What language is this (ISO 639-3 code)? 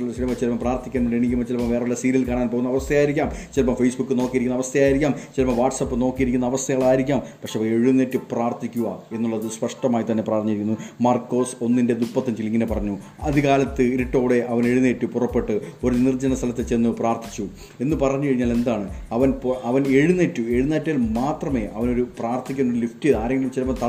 mal